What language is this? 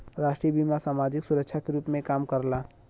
Bhojpuri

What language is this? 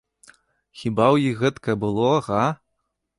Belarusian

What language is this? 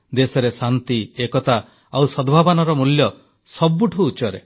Odia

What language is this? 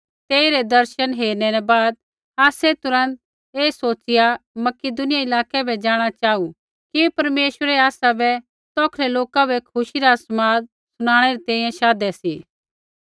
Kullu Pahari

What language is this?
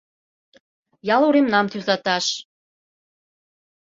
Mari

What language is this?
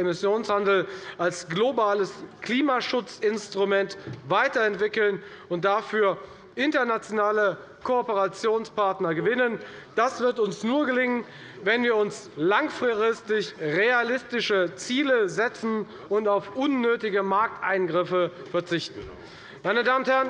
German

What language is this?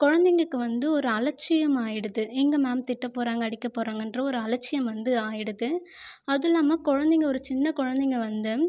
Tamil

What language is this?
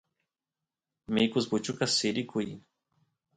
Santiago del Estero Quichua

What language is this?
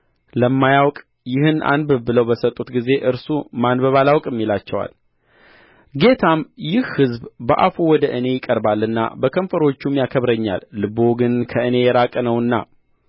Amharic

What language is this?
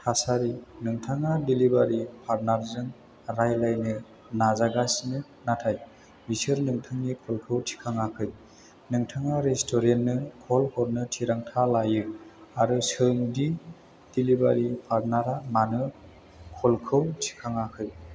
Bodo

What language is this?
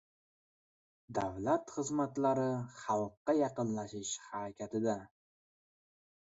Uzbek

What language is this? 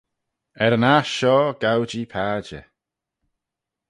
Manx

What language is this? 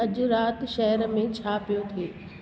Sindhi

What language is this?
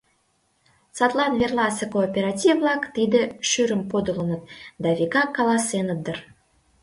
Mari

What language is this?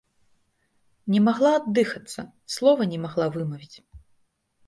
Belarusian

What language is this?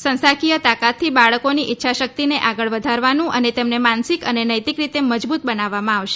Gujarati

